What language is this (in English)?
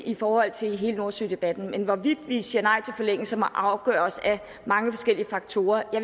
Danish